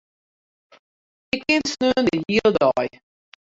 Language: Western Frisian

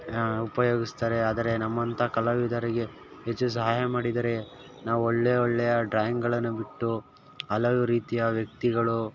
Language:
Kannada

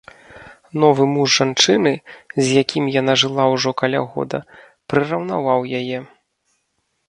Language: Belarusian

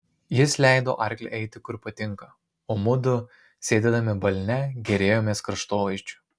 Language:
Lithuanian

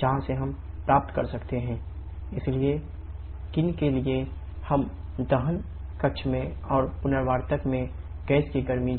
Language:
Hindi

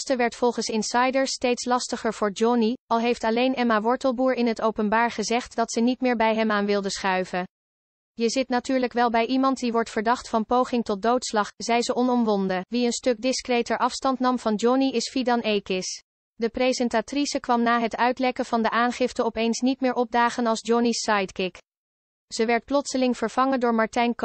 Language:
Dutch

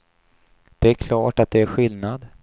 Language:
Swedish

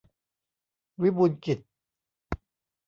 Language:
Thai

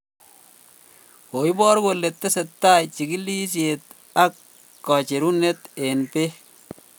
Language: Kalenjin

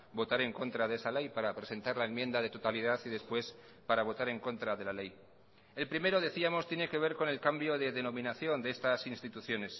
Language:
Spanish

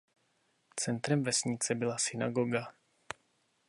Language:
Czech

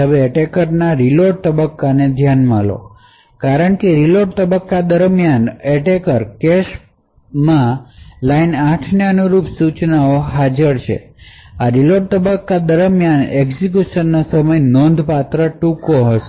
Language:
Gujarati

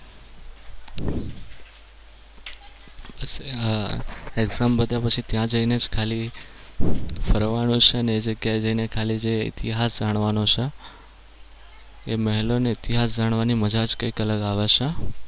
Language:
Gujarati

